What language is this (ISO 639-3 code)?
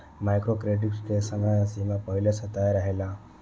bho